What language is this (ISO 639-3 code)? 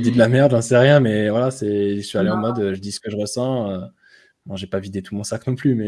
fra